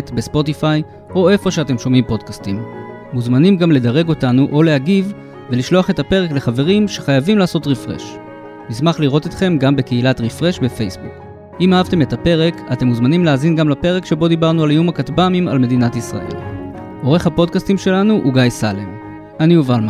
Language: Hebrew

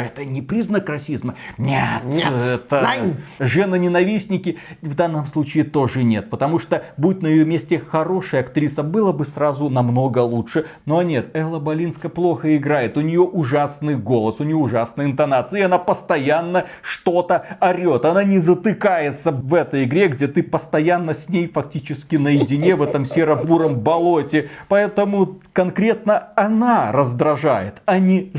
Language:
Russian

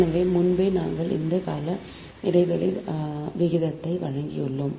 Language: Tamil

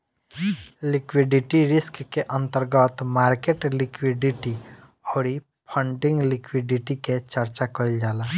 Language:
Bhojpuri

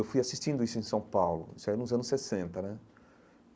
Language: Portuguese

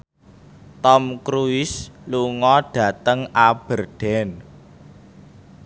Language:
Javanese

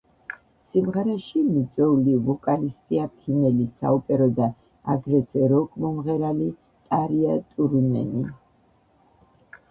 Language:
Georgian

